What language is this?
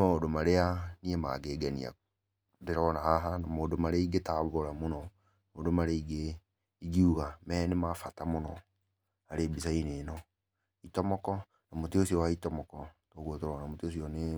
Kikuyu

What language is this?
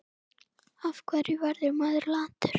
Icelandic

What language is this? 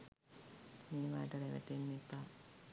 Sinhala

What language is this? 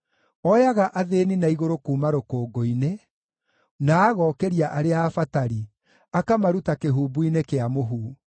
Kikuyu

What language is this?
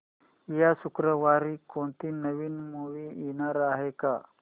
Marathi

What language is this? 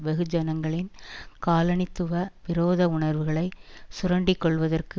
Tamil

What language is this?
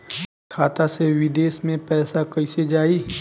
Bhojpuri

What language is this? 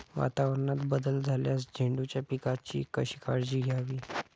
Marathi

